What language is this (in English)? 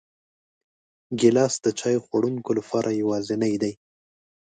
Pashto